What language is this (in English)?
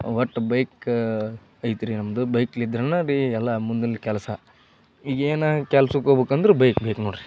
Kannada